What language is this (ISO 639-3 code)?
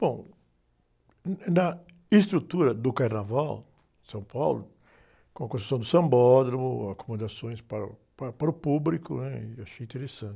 por